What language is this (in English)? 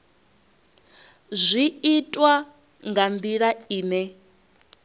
Venda